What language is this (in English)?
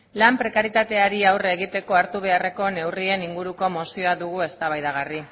Basque